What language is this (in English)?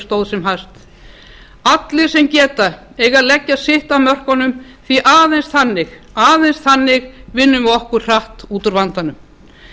Icelandic